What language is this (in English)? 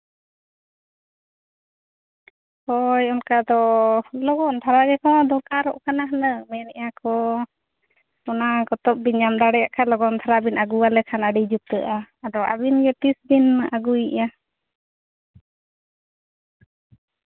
Santali